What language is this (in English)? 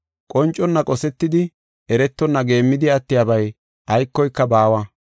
Gofa